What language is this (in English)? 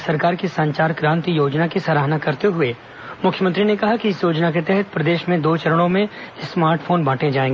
Hindi